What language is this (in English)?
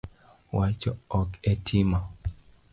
Luo (Kenya and Tanzania)